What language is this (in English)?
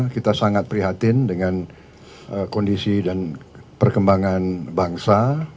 Indonesian